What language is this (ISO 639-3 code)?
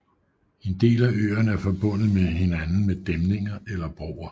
dan